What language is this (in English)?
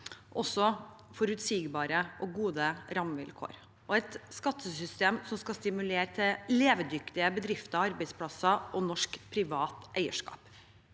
Norwegian